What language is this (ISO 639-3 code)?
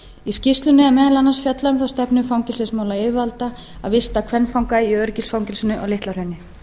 isl